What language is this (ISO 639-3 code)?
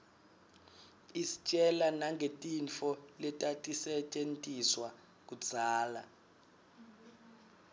ssw